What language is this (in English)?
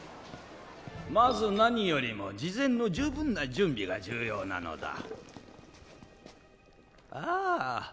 Japanese